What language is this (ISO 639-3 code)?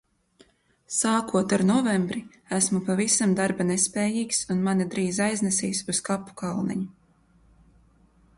lav